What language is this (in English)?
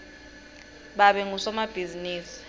Swati